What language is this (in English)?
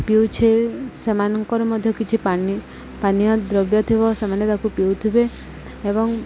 Odia